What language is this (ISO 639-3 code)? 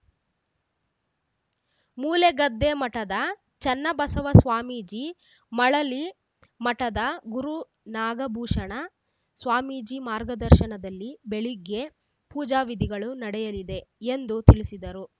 kan